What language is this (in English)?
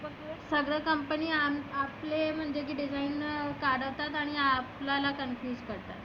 Marathi